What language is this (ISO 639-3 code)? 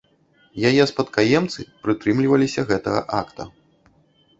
bel